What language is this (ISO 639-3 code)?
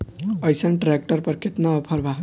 bho